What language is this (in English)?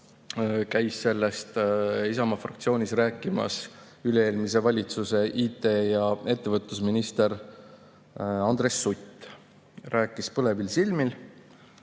Estonian